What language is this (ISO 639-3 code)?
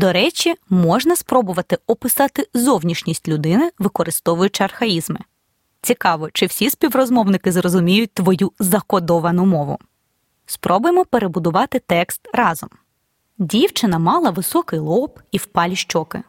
ukr